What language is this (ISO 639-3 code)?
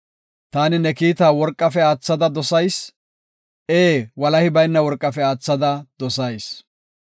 gof